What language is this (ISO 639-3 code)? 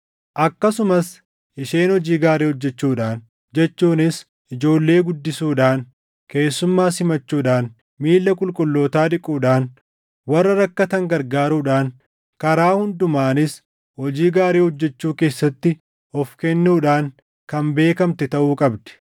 orm